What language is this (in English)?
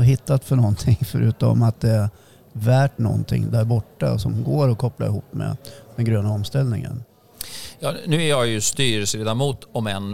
Swedish